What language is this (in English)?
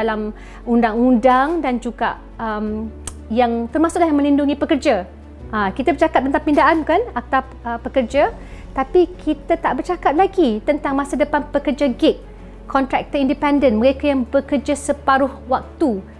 Malay